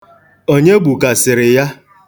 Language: Igbo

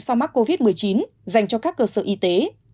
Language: Vietnamese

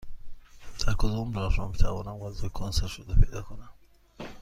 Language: Persian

